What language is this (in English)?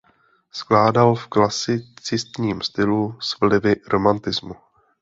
Czech